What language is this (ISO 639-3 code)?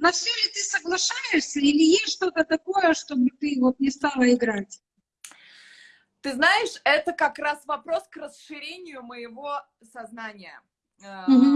rus